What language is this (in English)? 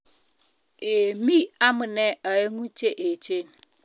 Kalenjin